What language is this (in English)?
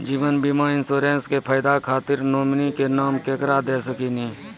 Maithili